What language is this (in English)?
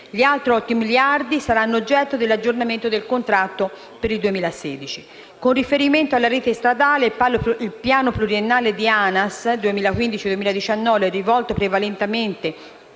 Italian